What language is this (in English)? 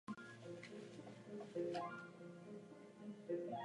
Czech